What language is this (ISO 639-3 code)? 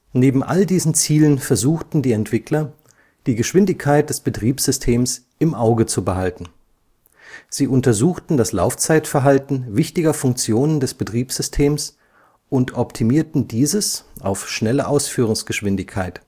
deu